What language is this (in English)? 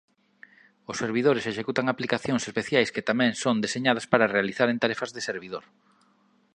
Galician